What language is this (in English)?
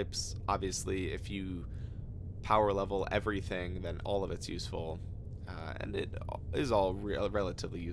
English